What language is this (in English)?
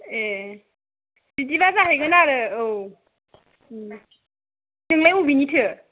Bodo